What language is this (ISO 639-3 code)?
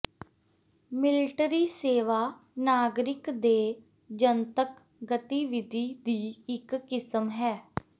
pan